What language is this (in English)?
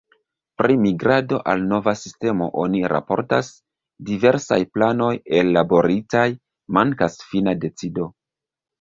Esperanto